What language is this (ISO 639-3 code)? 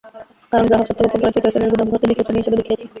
ben